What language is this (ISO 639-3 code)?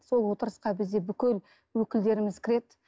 kaz